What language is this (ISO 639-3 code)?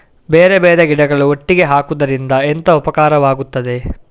kan